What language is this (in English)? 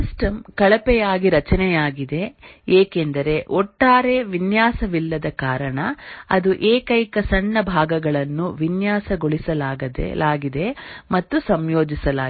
Kannada